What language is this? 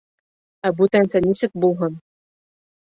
Bashkir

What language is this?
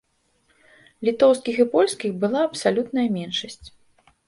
Belarusian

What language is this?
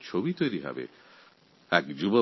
Bangla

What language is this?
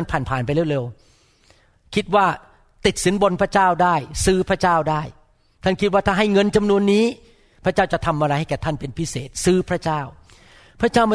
Thai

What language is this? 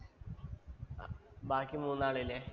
Malayalam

